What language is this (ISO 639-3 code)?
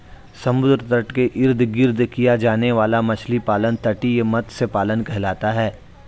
hin